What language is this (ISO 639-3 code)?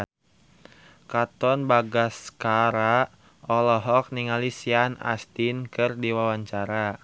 sun